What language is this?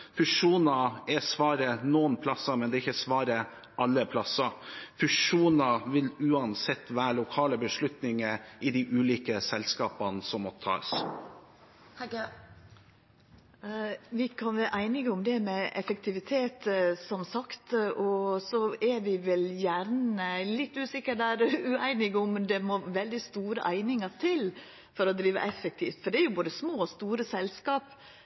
Norwegian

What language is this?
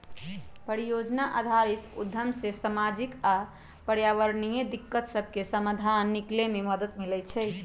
Magahi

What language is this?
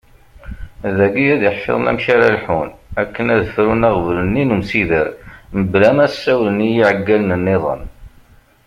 Kabyle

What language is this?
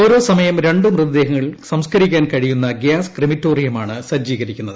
Malayalam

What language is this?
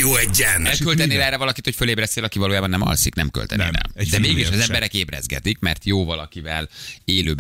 Hungarian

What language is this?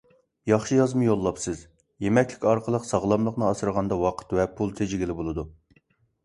Uyghur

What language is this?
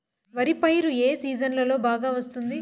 Telugu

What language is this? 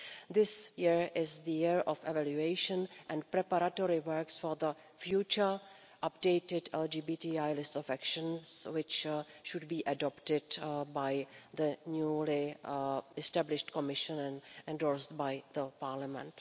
English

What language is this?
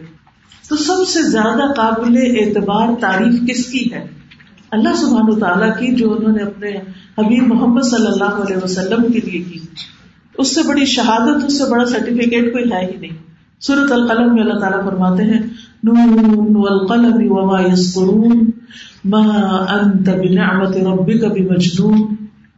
Urdu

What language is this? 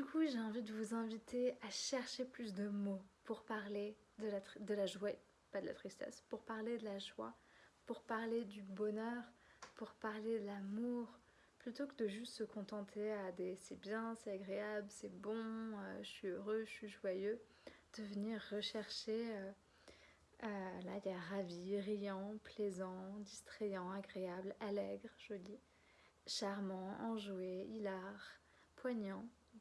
French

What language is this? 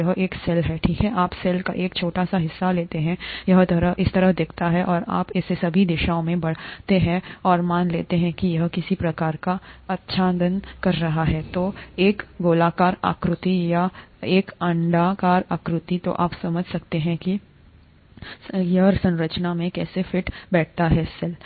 Hindi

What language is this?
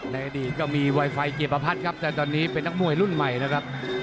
Thai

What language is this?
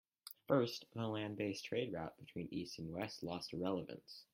English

